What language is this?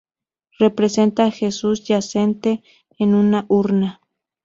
Spanish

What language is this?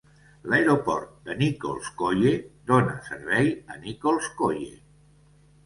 Catalan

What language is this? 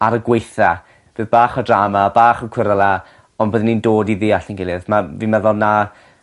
Welsh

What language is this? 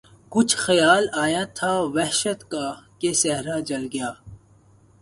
Urdu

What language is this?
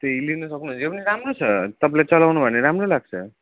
Nepali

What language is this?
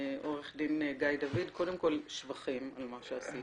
Hebrew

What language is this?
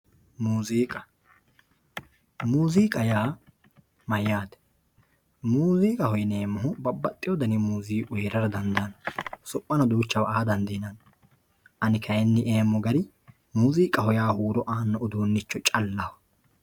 Sidamo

